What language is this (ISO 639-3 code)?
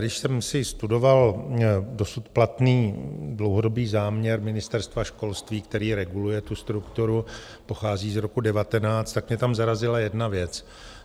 ces